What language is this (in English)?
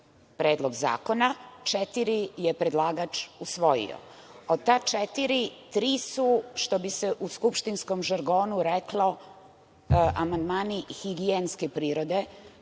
Serbian